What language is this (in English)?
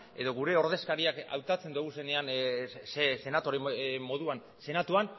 Basque